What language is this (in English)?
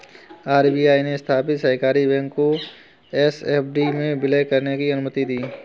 Hindi